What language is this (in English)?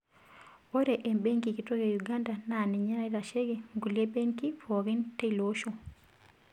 Masai